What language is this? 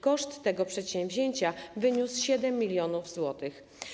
Polish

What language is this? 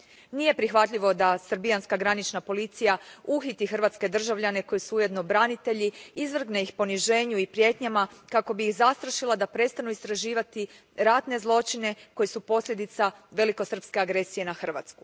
Croatian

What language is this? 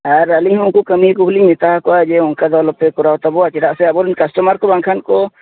Santali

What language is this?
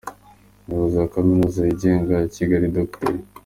Kinyarwanda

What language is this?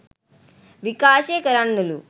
Sinhala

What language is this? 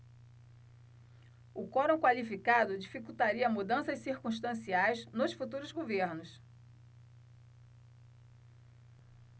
Portuguese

